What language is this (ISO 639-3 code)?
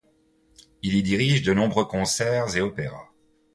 fra